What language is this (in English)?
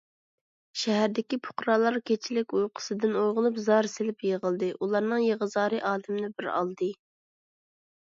Uyghur